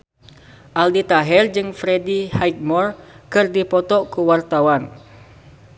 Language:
Sundanese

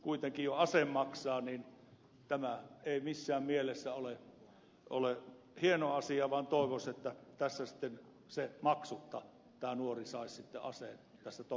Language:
Finnish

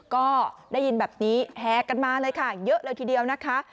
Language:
Thai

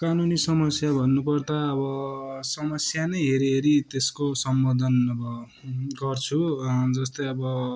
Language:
Nepali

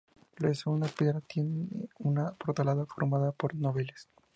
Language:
Spanish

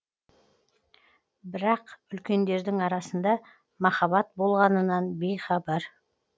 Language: Kazakh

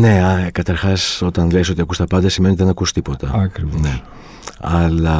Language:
Greek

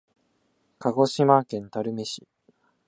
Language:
Japanese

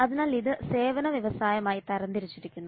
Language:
Malayalam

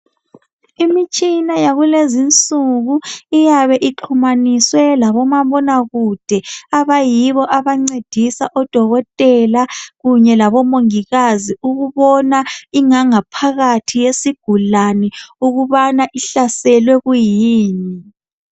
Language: North Ndebele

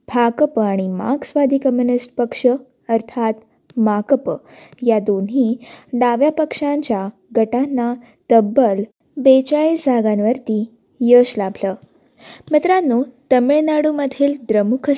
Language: Marathi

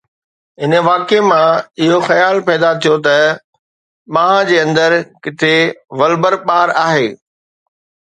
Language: Sindhi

